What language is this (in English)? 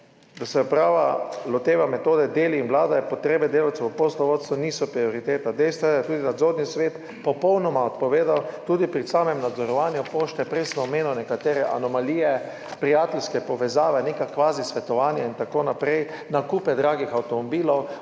Slovenian